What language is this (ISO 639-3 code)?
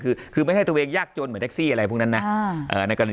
tha